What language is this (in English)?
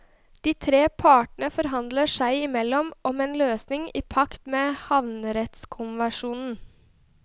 Norwegian